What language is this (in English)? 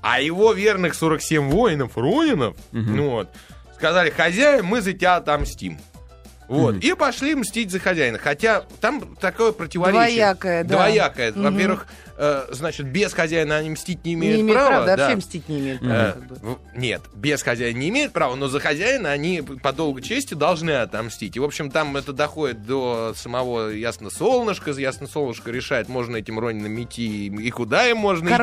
Russian